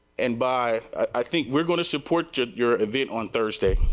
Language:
English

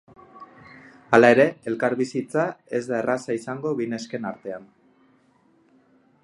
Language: Basque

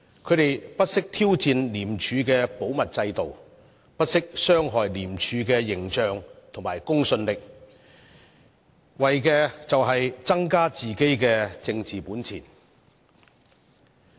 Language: Cantonese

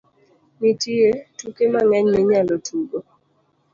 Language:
Luo (Kenya and Tanzania)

